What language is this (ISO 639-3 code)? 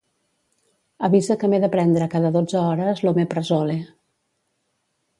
cat